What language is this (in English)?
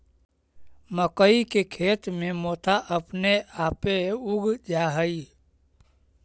Magahi